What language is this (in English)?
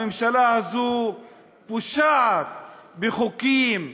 Hebrew